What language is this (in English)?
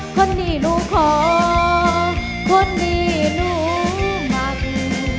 Thai